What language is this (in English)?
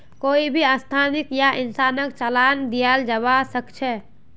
Magahi